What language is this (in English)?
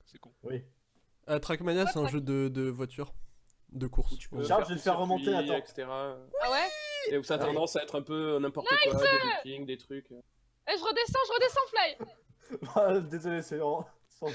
French